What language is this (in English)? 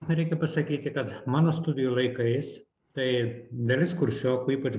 Lithuanian